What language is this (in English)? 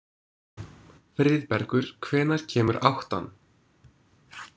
Icelandic